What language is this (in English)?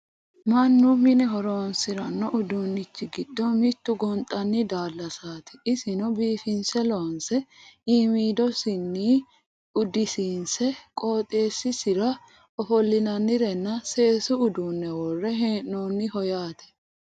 Sidamo